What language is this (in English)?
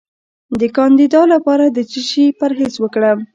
Pashto